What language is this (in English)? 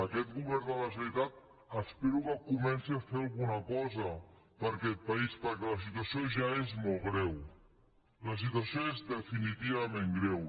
Catalan